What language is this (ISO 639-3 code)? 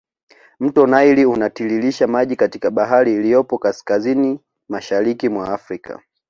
swa